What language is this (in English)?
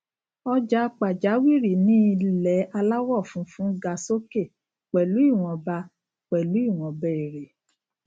Yoruba